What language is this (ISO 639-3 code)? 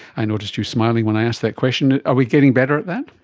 eng